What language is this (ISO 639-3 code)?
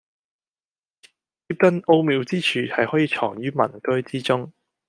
yue